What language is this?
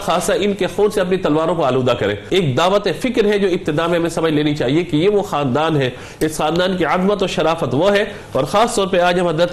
Urdu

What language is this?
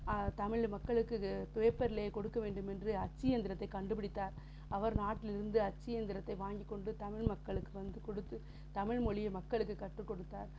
Tamil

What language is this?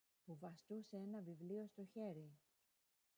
Greek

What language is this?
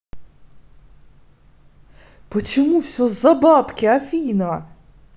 Russian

